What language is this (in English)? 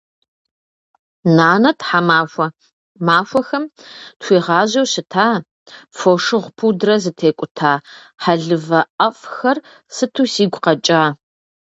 Kabardian